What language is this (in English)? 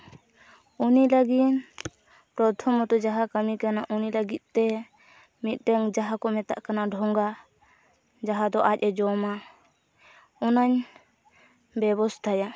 Santali